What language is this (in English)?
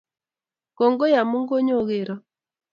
Kalenjin